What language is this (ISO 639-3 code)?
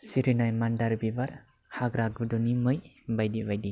brx